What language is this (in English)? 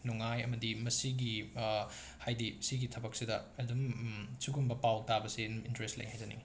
Manipuri